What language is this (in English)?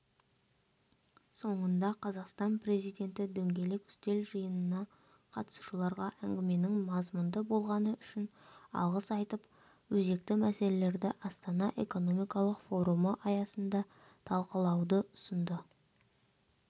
Kazakh